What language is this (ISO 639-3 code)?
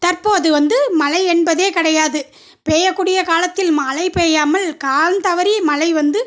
tam